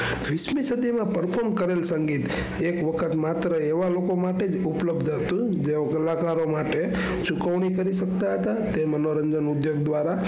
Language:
Gujarati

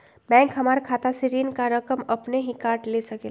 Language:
Magahi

